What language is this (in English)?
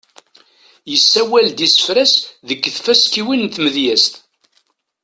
Kabyle